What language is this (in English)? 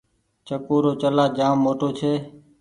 Goaria